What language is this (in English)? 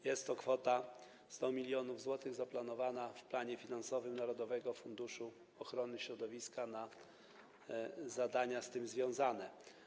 Polish